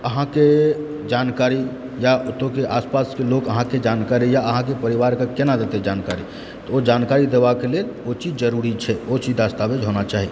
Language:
Maithili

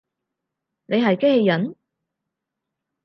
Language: Cantonese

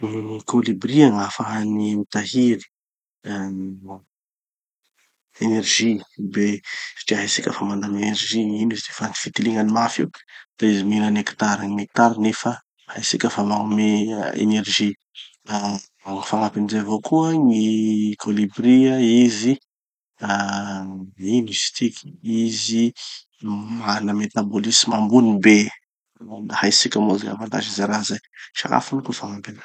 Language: Tanosy Malagasy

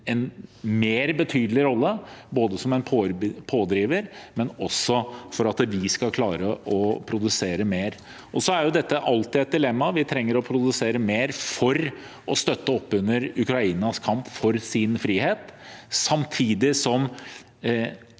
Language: Norwegian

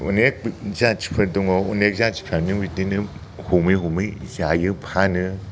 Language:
Bodo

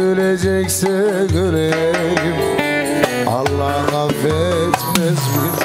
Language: Turkish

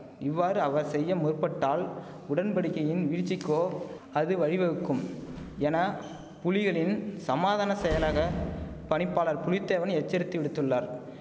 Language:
Tamil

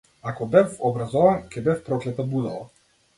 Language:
Macedonian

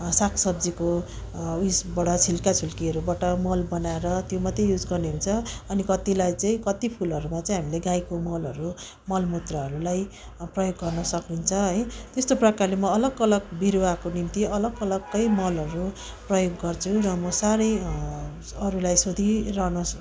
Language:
Nepali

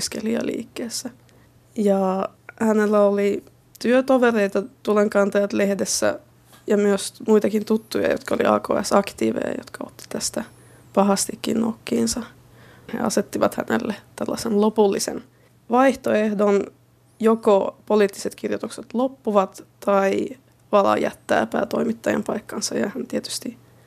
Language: Finnish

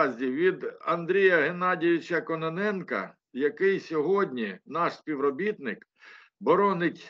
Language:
Ukrainian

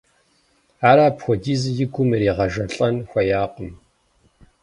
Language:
Kabardian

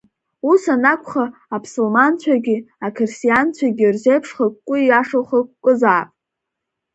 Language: Abkhazian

